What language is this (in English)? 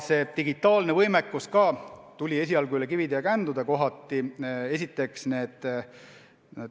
Estonian